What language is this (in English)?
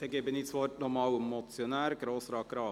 Swiss German